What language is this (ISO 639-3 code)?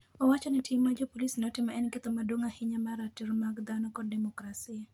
luo